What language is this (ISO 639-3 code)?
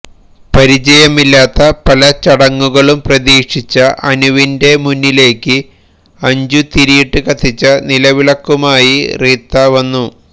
mal